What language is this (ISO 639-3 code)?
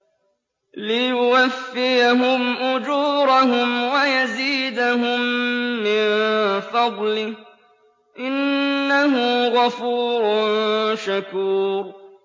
ara